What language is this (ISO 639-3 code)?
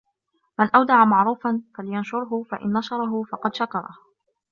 ara